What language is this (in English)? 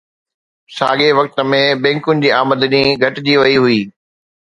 Sindhi